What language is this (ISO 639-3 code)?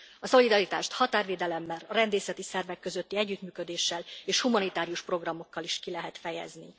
hun